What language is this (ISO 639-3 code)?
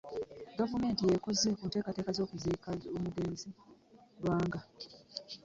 lug